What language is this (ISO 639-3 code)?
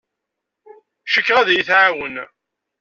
kab